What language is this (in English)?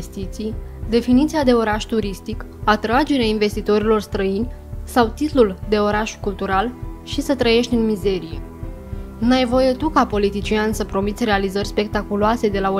Romanian